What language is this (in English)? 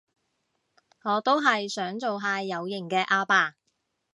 Cantonese